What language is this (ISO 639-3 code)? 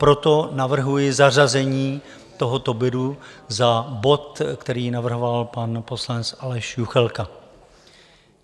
ces